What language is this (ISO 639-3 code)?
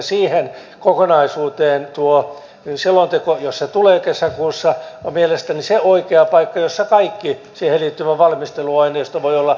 fin